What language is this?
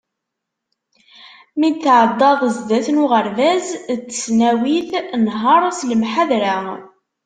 Kabyle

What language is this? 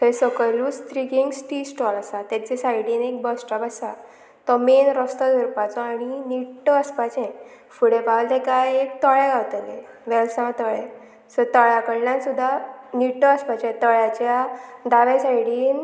Konkani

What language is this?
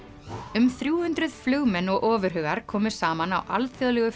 Icelandic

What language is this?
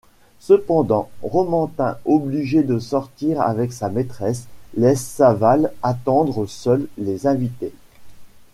French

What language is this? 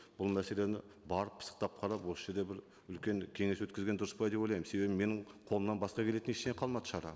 Kazakh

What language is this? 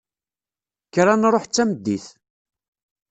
Kabyle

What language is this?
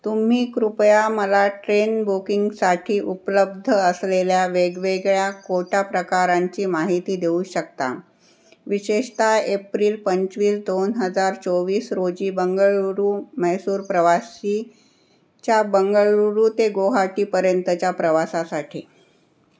Marathi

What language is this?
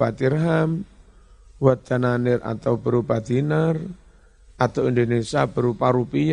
Indonesian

